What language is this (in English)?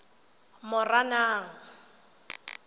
Tswana